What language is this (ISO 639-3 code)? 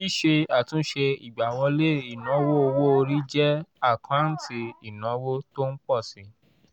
yor